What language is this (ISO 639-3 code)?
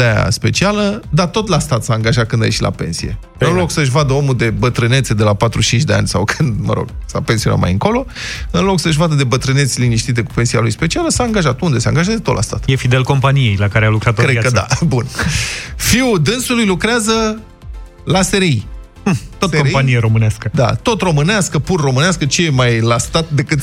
ron